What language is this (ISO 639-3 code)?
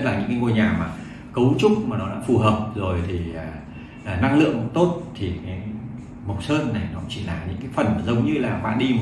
vie